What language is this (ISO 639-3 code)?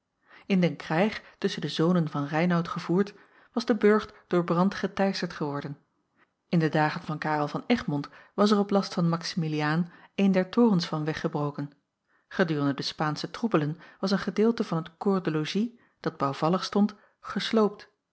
nld